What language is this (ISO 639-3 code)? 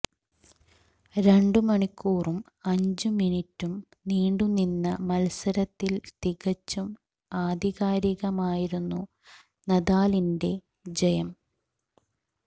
mal